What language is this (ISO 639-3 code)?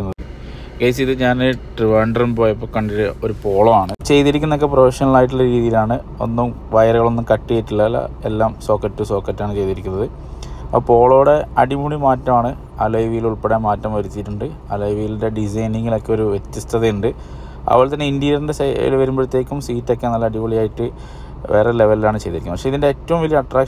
mal